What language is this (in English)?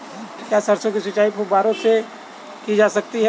Hindi